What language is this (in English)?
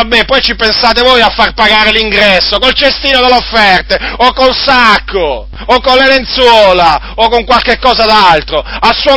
Italian